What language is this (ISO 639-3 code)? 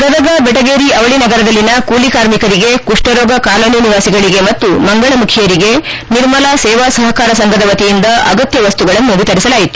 kan